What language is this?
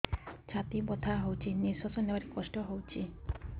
Odia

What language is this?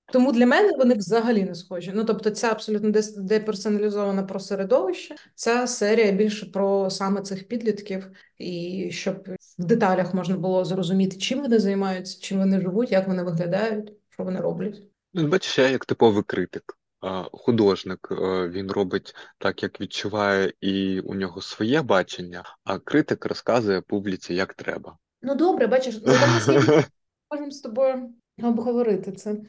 Ukrainian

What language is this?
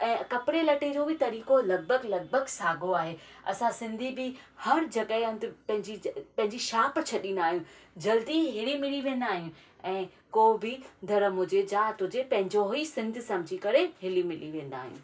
Sindhi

